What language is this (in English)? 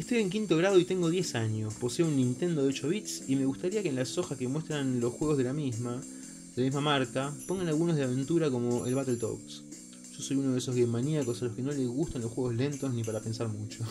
Spanish